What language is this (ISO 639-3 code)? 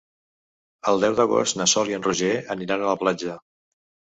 cat